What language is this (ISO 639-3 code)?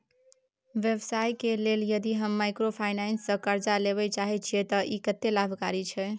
mai